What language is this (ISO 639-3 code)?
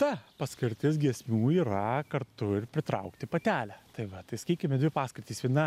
lit